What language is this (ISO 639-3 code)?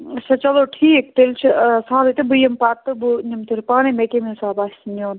kas